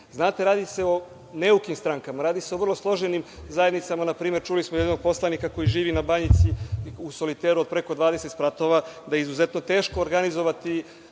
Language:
Serbian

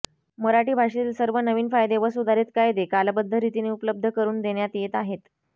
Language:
Marathi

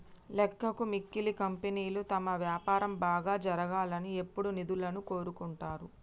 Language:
Telugu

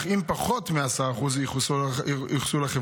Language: Hebrew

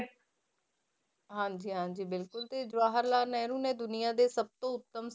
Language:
Punjabi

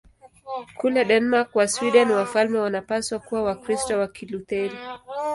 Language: Swahili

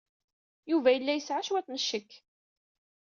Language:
Kabyle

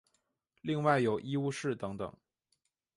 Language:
Chinese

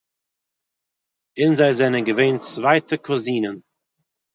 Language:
Yiddish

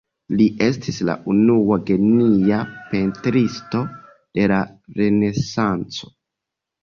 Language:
Esperanto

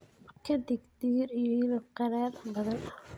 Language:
Somali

